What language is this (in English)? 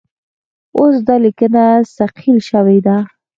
Pashto